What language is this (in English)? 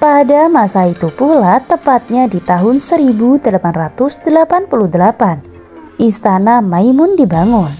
Indonesian